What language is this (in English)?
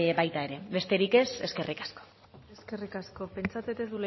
Basque